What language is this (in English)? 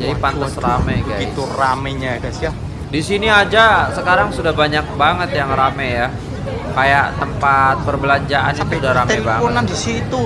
Indonesian